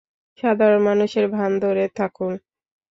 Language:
Bangla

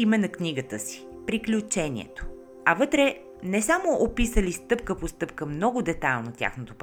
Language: Bulgarian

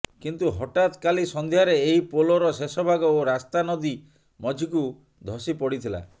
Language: Odia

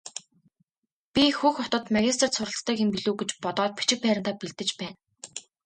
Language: Mongolian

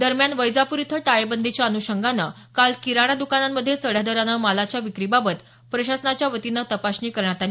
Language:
Marathi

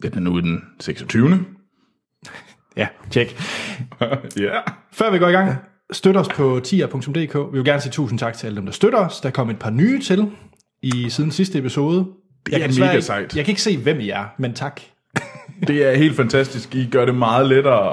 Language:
Danish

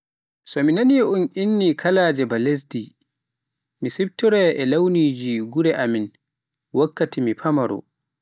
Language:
Pular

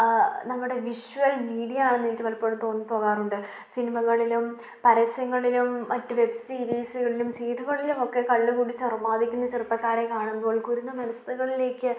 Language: Malayalam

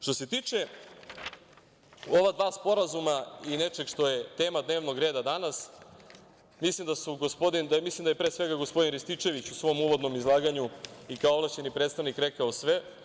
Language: Serbian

